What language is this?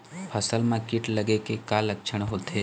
Chhattisgarhi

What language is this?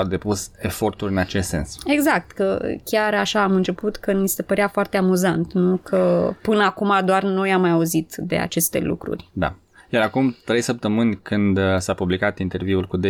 Romanian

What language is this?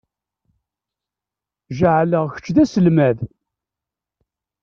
Kabyle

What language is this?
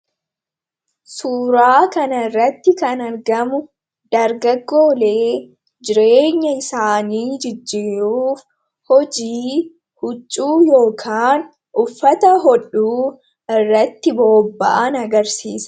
Oromo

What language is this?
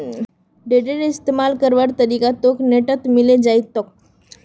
Magahi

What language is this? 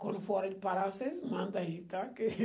Portuguese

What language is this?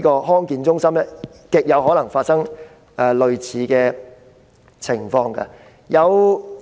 Cantonese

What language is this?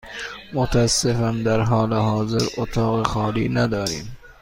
Persian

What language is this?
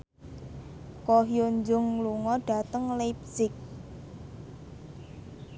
Javanese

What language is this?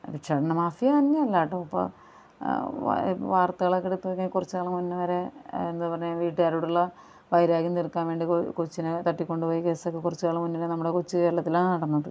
Malayalam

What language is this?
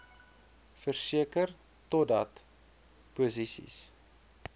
Afrikaans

